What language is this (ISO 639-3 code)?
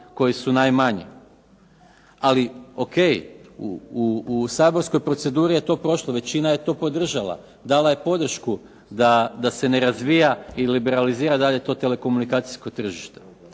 hrv